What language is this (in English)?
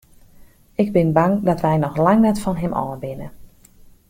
Western Frisian